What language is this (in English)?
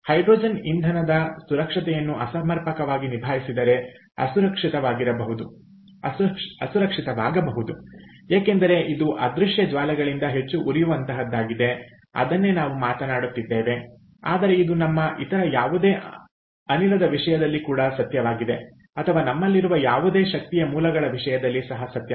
Kannada